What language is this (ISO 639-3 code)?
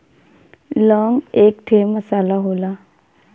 bho